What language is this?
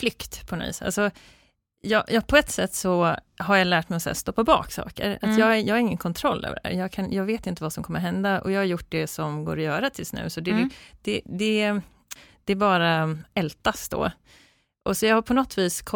Swedish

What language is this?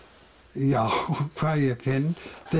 Icelandic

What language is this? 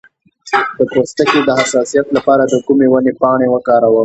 Pashto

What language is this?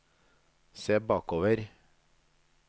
Norwegian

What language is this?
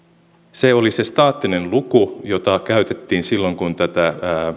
Finnish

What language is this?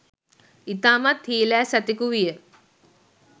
Sinhala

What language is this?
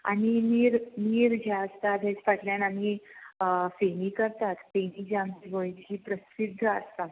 Konkani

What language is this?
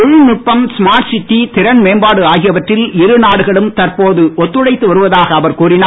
Tamil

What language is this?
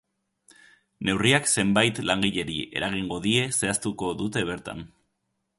Basque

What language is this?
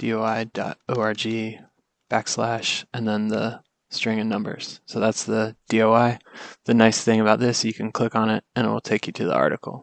English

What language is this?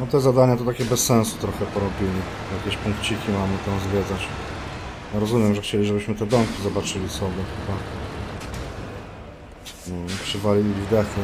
Polish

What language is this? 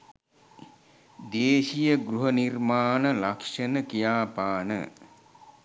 Sinhala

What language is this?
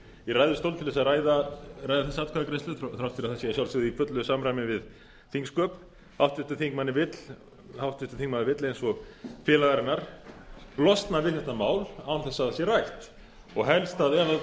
Icelandic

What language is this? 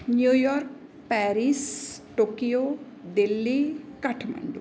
Marathi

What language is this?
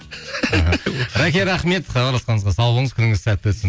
Kazakh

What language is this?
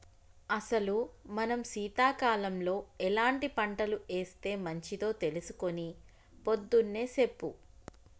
Telugu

